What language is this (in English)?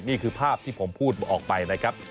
Thai